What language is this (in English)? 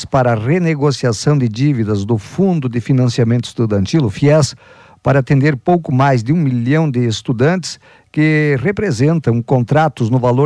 Portuguese